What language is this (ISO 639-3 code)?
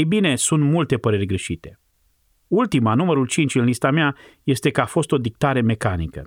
ron